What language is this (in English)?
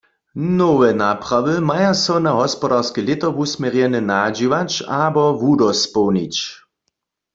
Upper Sorbian